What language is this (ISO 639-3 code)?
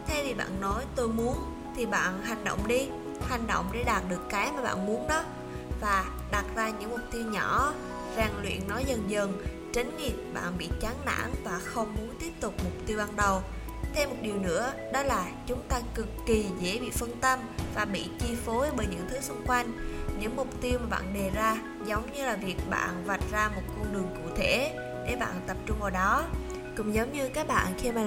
vie